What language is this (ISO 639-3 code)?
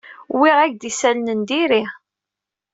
kab